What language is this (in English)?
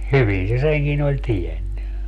Finnish